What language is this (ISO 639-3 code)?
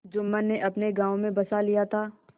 hin